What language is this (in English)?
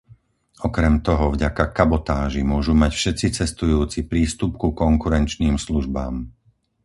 Slovak